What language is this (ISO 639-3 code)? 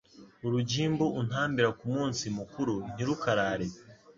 kin